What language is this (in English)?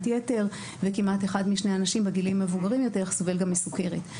Hebrew